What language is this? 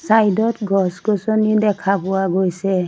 Assamese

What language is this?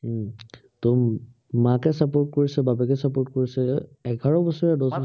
Assamese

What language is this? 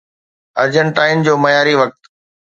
Sindhi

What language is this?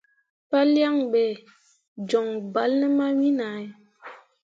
Mundang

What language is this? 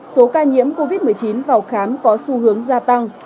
Vietnamese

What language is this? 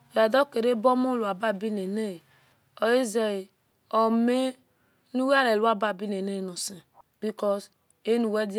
Esan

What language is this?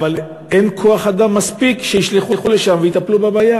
Hebrew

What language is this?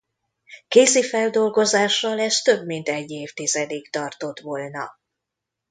Hungarian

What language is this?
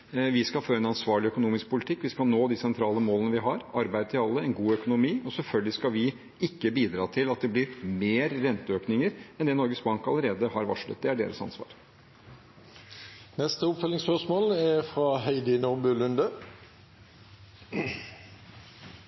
Norwegian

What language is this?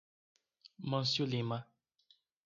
Portuguese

